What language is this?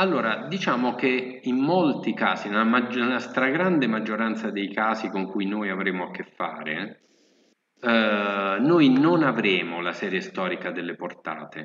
Italian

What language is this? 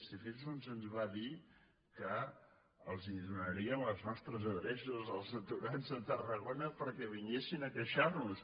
Catalan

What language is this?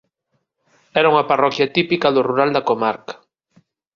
Galician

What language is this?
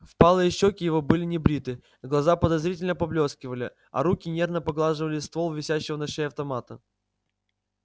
Russian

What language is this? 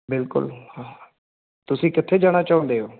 Punjabi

